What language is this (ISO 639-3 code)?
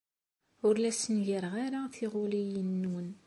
kab